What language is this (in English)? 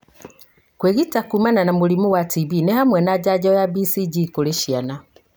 Kikuyu